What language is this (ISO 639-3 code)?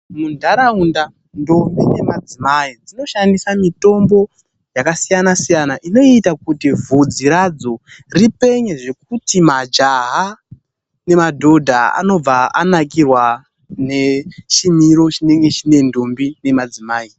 ndc